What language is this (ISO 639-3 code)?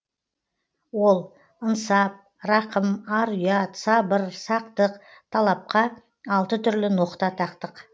kaz